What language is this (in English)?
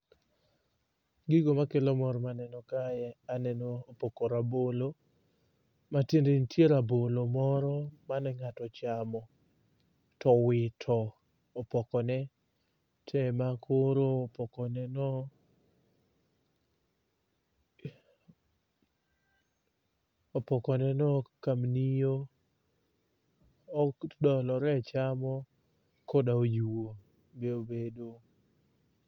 Luo (Kenya and Tanzania)